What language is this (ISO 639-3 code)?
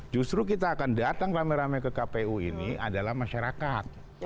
ind